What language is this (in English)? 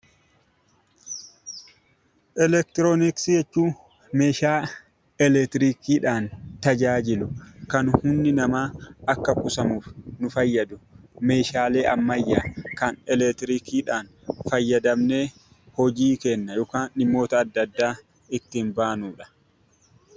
Oromo